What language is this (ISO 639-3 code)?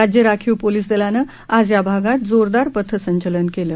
mar